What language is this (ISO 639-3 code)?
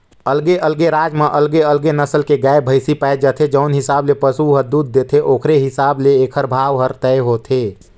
hne